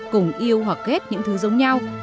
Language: Vietnamese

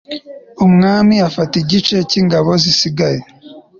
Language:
Kinyarwanda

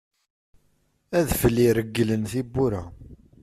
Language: Kabyle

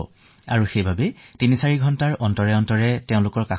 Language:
Assamese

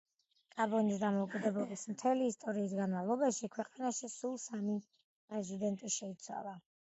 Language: Georgian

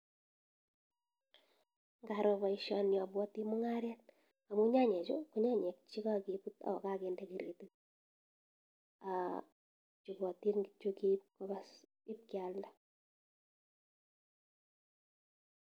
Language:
Kalenjin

